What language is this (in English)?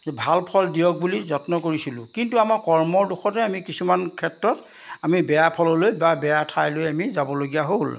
Assamese